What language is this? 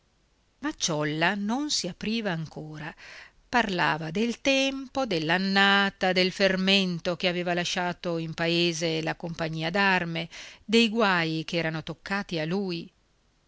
Italian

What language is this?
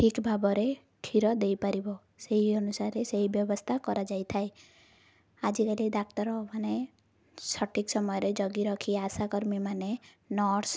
Odia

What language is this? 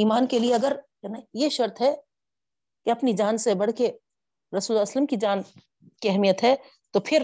Urdu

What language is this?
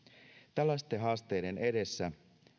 Finnish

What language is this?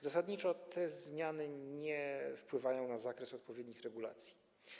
Polish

